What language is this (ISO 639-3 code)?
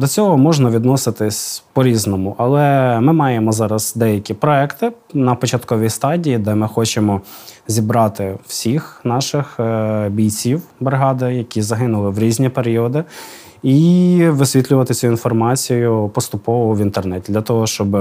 ukr